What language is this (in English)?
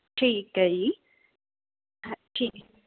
Punjabi